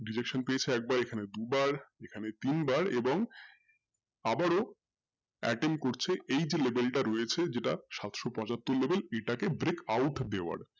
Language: Bangla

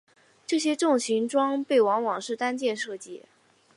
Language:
Chinese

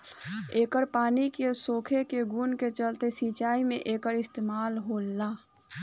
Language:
Bhojpuri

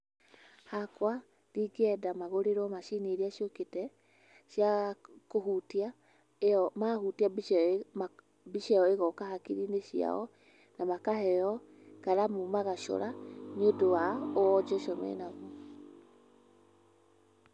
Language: Kikuyu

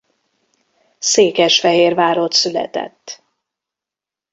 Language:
Hungarian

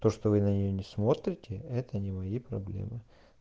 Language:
Russian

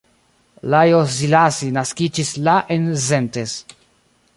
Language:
Esperanto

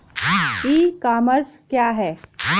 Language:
Hindi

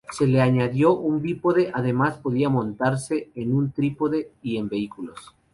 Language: Spanish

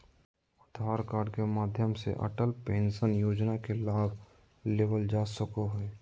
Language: Magahi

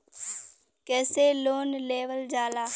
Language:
Bhojpuri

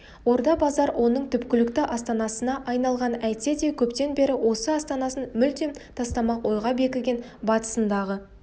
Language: Kazakh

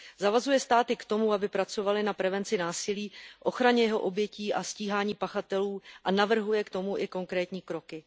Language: Czech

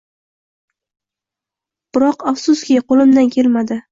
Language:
Uzbek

